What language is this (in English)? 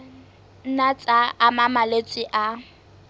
Southern Sotho